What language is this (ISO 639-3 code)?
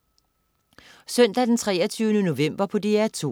dan